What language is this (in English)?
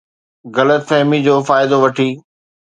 Sindhi